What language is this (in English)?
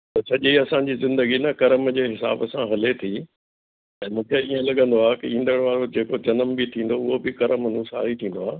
Sindhi